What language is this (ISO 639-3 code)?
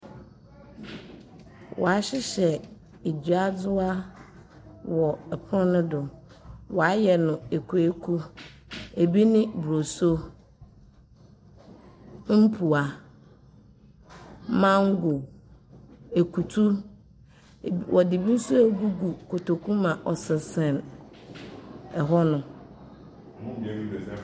aka